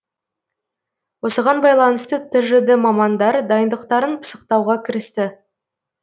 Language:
Kazakh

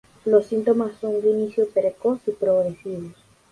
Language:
Spanish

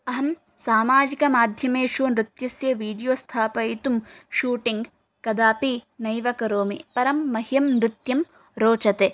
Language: Sanskrit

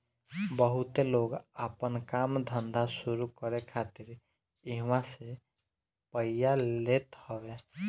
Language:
Bhojpuri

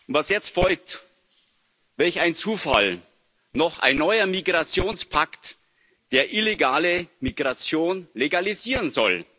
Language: German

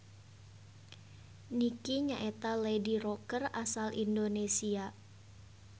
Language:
Sundanese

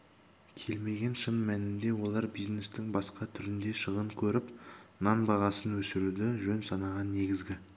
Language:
Kazakh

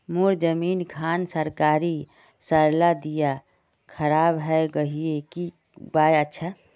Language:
Magahi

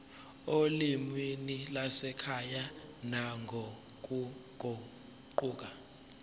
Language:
Zulu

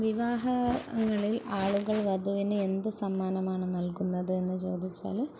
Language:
Malayalam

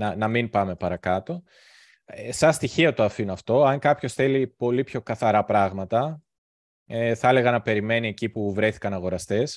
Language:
Greek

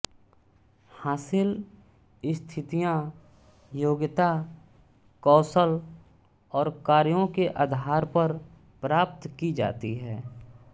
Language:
Hindi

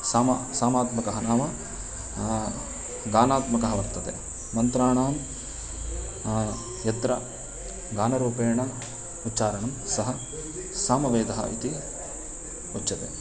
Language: Sanskrit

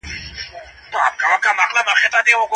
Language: Pashto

